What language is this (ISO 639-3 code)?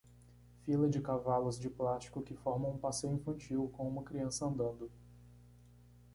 por